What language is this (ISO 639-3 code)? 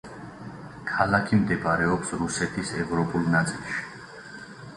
kat